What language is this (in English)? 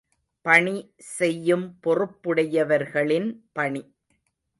Tamil